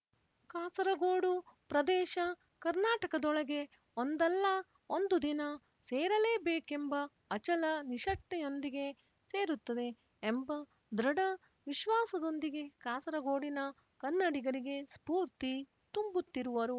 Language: Kannada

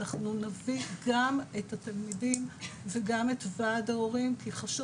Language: Hebrew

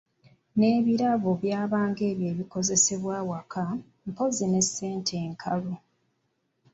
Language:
Ganda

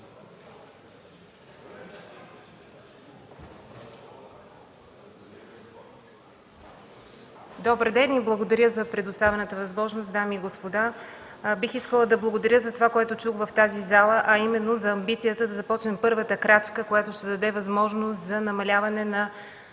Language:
Bulgarian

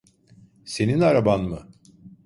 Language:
Turkish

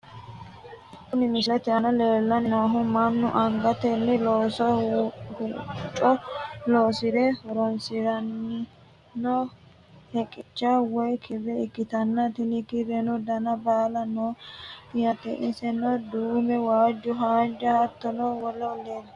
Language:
Sidamo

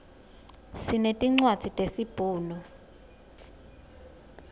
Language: Swati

